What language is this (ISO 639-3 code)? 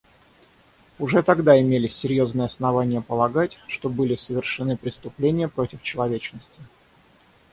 rus